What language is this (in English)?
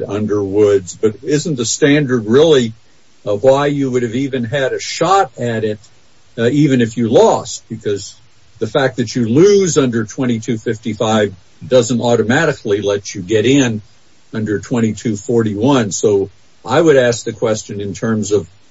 English